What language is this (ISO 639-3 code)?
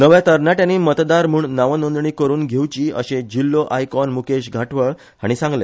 kok